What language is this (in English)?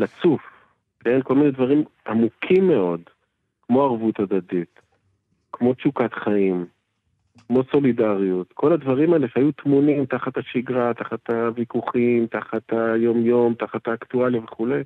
Hebrew